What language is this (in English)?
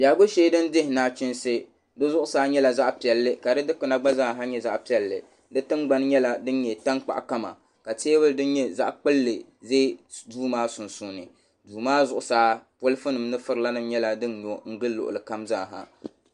Dagbani